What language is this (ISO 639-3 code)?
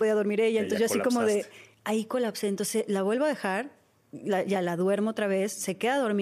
spa